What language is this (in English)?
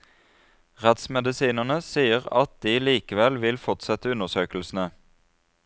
Norwegian